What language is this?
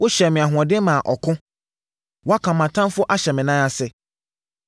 Akan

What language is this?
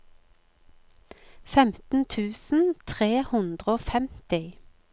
Norwegian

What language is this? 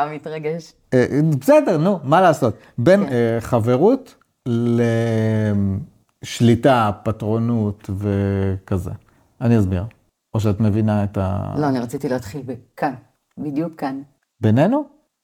Hebrew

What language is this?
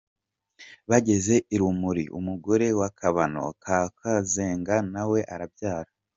Kinyarwanda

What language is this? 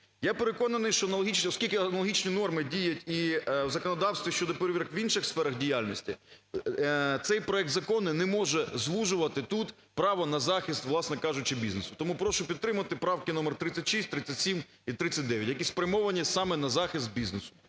Ukrainian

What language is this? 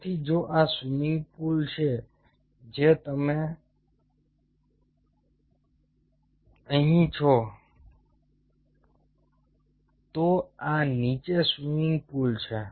Gujarati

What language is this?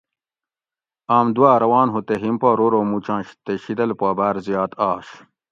Gawri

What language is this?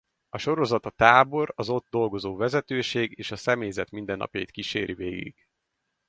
Hungarian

